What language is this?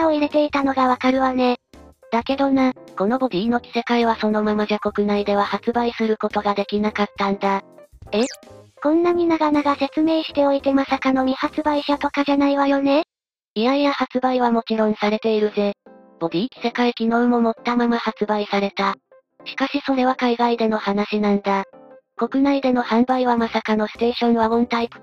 Japanese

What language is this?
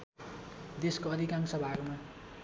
Nepali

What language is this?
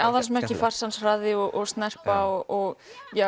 Icelandic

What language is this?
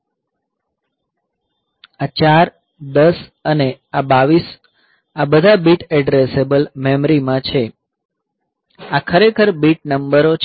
Gujarati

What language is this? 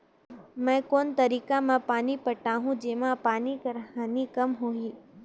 Chhattisgarhi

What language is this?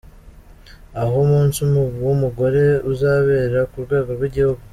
Kinyarwanda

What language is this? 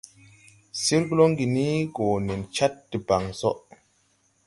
Tupuri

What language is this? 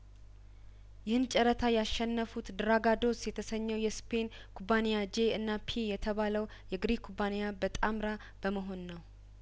Amharic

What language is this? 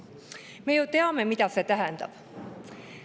Estonian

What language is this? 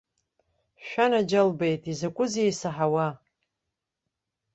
Abkhazian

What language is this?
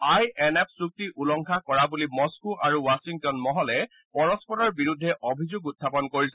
Assamese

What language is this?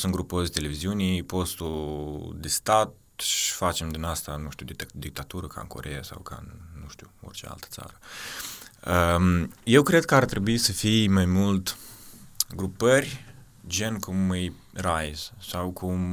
Romanian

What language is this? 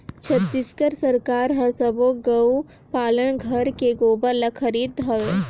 Chhattisgarhi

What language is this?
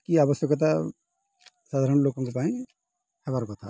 Odia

